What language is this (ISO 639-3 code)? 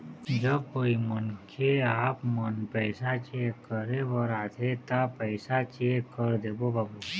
hne